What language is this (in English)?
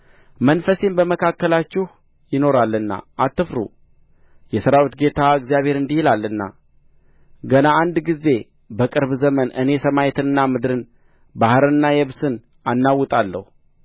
Amharic